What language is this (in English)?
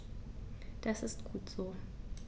German